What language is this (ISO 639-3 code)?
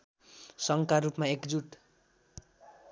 nep